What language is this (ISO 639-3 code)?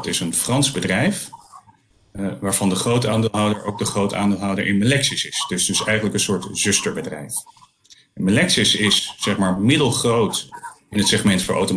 nld